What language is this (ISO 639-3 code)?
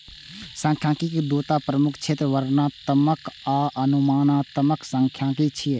mai